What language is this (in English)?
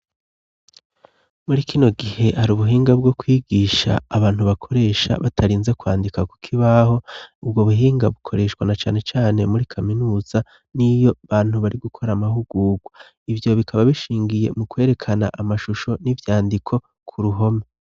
Rundi